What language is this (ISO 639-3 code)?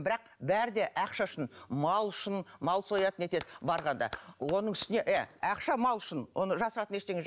kaz